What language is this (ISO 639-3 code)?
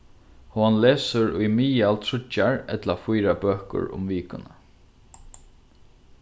fao